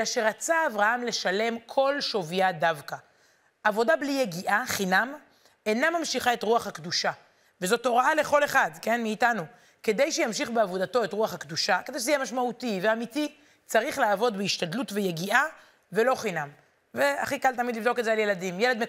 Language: Hebrew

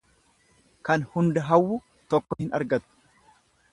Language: Oromo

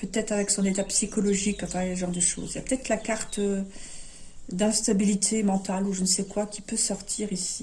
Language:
French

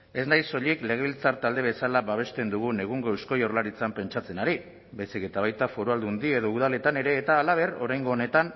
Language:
Basque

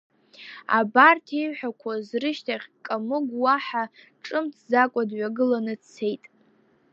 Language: Abkhazian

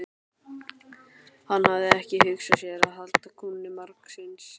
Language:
Icelandic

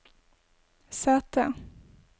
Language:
Norwegian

